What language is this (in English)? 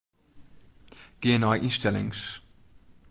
Western Frisian